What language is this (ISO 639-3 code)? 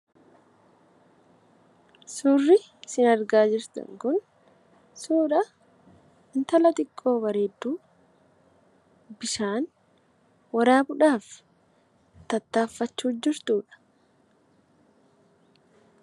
orm